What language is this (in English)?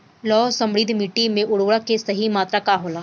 Bhojpuri